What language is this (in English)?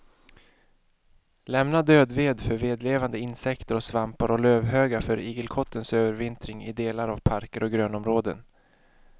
Swedish